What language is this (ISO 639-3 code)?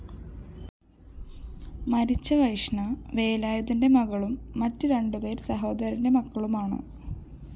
mal